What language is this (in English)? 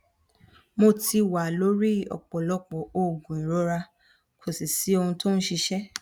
Yoruba